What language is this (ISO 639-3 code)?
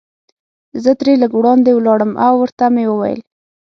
pus